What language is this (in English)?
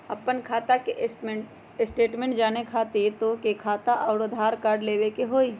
Magahi